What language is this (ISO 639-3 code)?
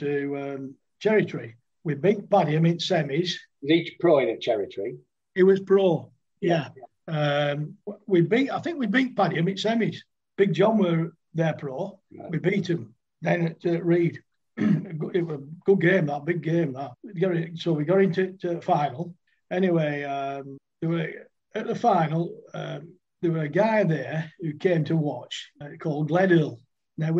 eng